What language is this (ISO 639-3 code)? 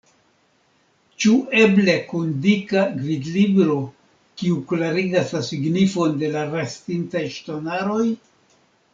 epo